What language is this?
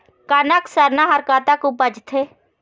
Chhattisgarhi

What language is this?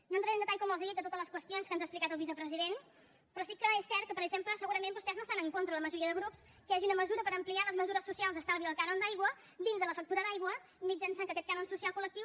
Catalan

